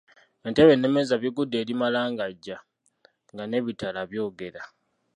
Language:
Ganda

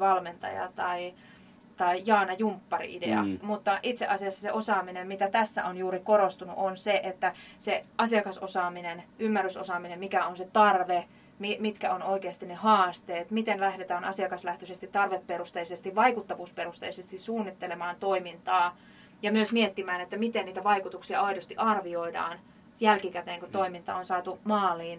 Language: Finnish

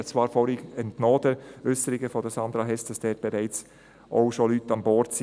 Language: Swiss German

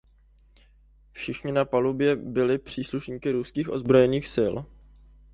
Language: Czech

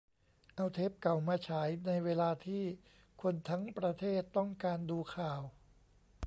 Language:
Thai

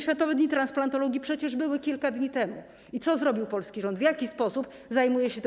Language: Polish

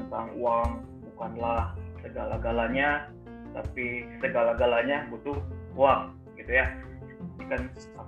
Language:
Indonesian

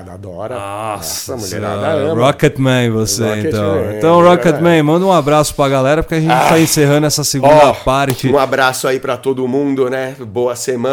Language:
Portuguese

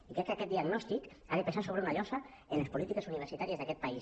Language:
Catalan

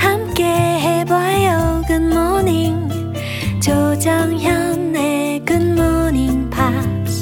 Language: Korean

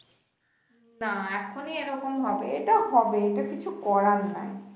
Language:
Bangla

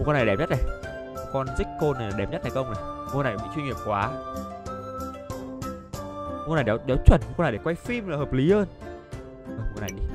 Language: Vietnamese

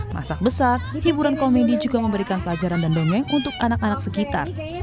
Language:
Indonesian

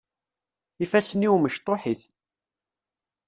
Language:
Kabyle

